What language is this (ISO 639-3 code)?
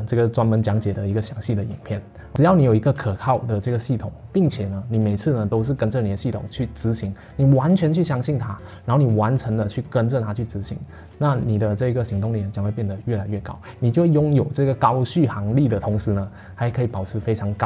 zho